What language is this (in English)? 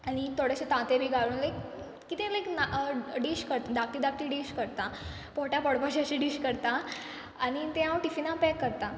Konkani